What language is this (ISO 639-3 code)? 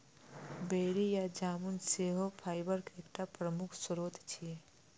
mai